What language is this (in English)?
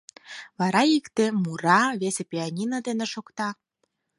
Mari